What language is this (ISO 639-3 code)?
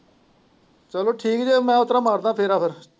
pan